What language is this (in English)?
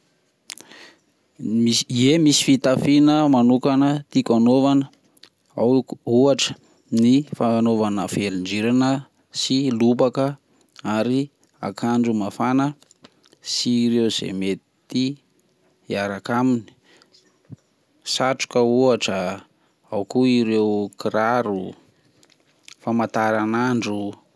Malagasy